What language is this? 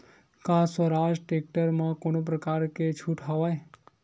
Chhattisgarhi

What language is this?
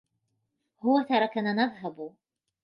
Arabic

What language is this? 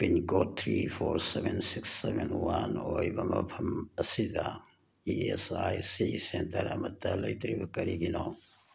Manipuri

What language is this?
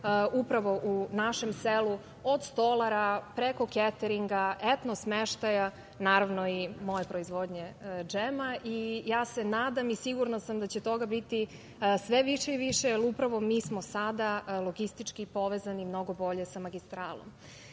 Serbian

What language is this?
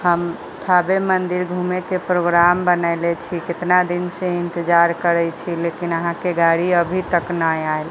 Maithili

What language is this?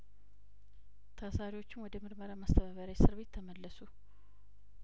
Amharic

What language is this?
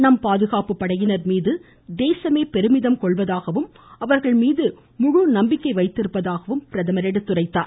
Tamil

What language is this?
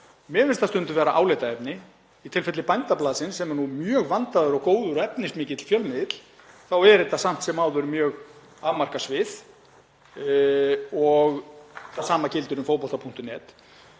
Icelandic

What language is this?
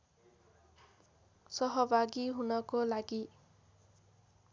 Nepali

